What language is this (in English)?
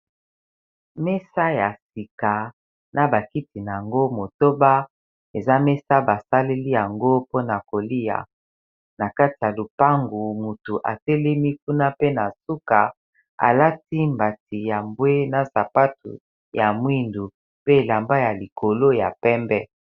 Lingala